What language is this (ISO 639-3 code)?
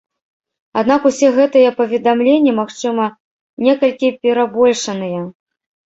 bel